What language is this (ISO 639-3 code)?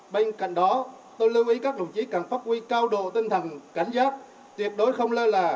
vie